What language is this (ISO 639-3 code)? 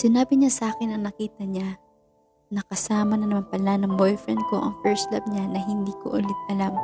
fil